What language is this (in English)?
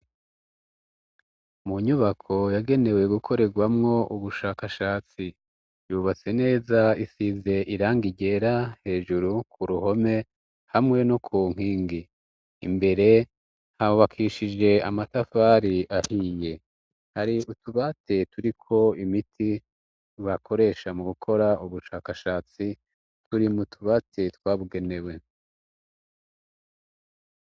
Rundi